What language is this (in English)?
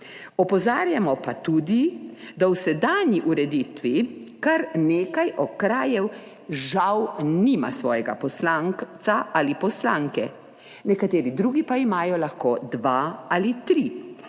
Slovenian